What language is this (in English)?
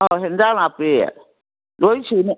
Manipuri